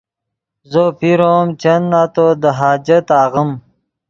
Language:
Yidgha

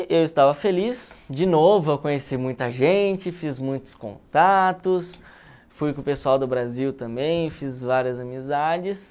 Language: Portuguese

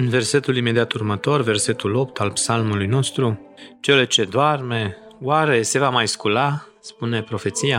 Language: Romanian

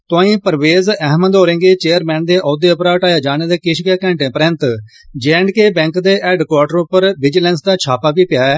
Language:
Dogri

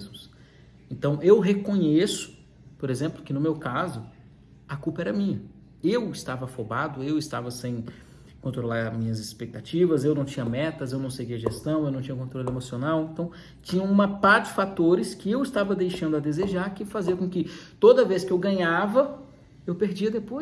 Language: Portuguese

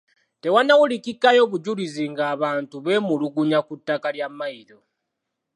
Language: Ganda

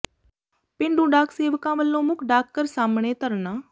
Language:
Punjabi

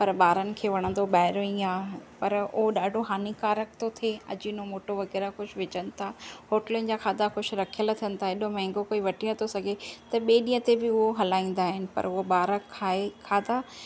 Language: Sindhi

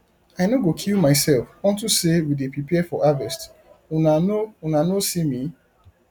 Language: Nigerian Pidgin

